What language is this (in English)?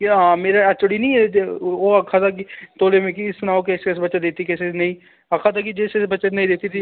Dogri